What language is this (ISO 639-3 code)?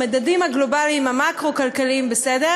heb